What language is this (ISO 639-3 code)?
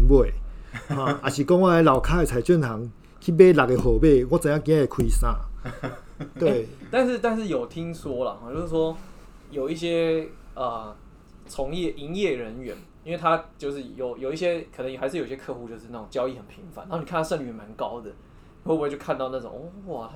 zho